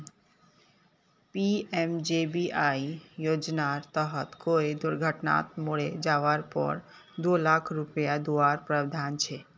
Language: Magahi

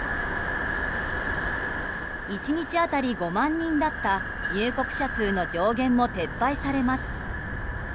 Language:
Japanese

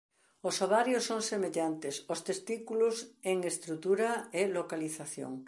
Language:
Galician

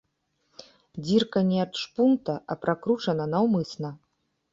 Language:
Belarusian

